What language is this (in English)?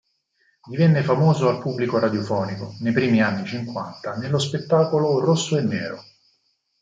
Italian